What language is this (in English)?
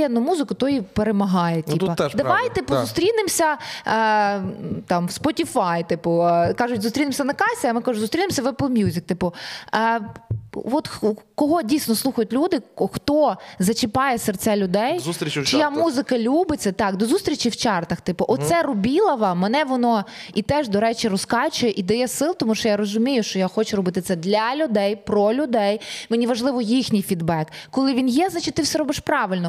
Ukrainian